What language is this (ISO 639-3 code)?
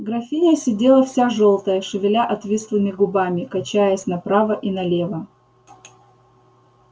rus